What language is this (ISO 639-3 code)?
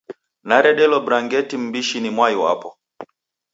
dav